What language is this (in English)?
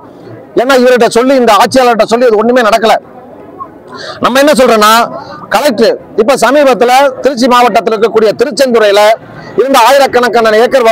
Tamil